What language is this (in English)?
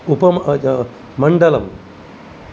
Sanskrit